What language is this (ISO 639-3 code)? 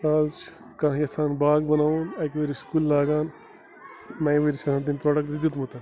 kas